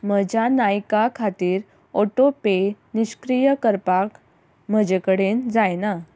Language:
Konkani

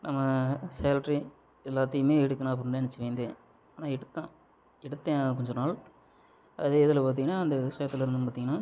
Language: Tamil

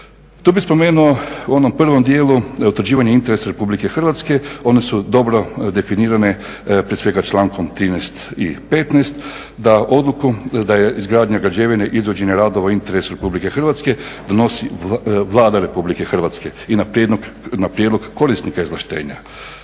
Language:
Croatian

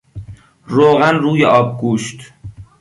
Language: Persian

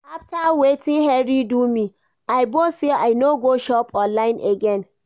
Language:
Nigerian Pidgin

